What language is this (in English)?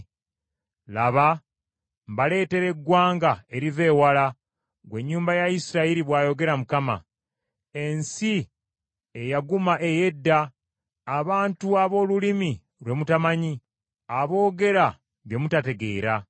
Ganda